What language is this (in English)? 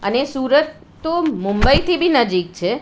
Gujarati